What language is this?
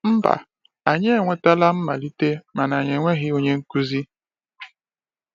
Igbo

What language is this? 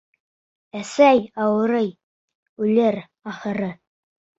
Bashkir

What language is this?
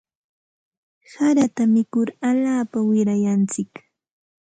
Santa Ana de Tusi Pasco Quechua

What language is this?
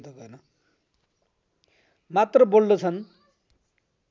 Nepali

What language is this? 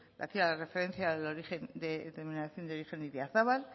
Spanish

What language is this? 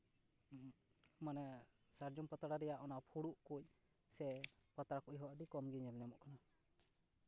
Santali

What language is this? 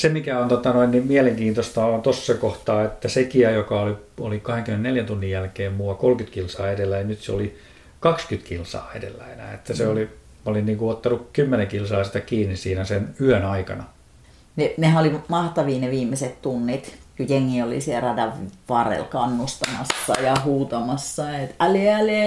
Finnish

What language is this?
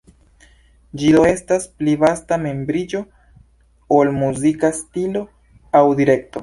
Esperanto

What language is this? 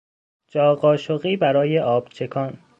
Persian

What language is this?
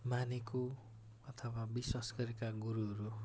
Nepali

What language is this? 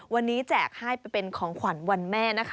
Thai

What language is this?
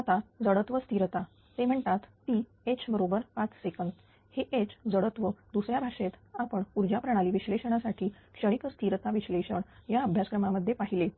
Marathi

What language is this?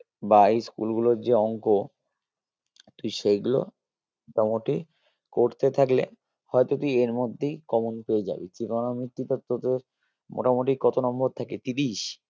Bangla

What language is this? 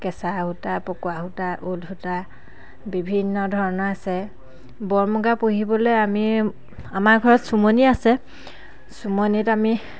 Assamese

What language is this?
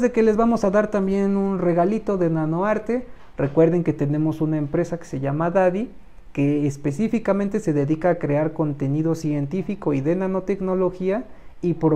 Spanish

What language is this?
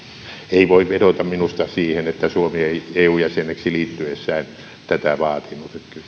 Finnish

